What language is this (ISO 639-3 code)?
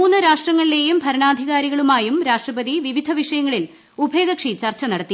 mal